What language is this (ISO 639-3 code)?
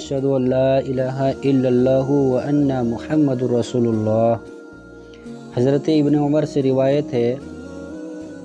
ara